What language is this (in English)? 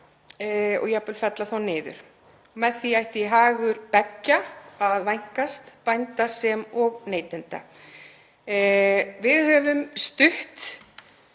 Icelandic